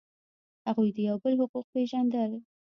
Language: Pashto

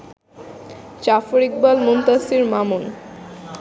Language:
Bangla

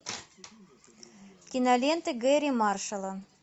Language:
Russian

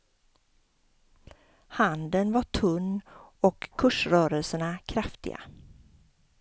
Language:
Swedish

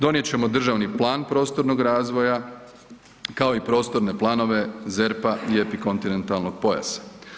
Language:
Croatian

